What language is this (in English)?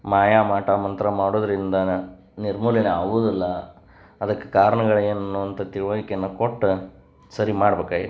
Kannada